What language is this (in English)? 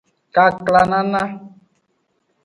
Aja (Benin)